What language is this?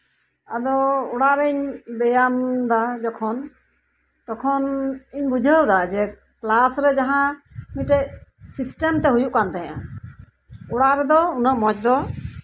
Santali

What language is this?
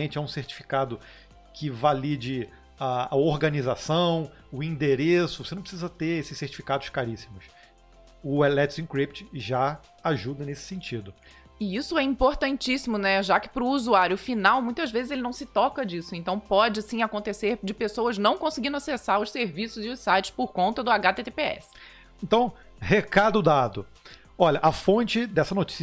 Portuguese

